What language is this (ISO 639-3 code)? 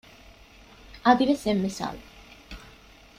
div